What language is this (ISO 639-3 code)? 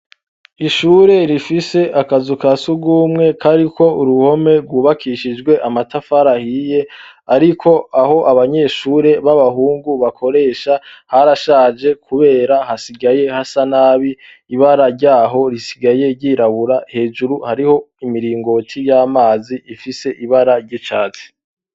run